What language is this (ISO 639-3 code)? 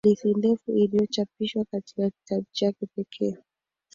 swa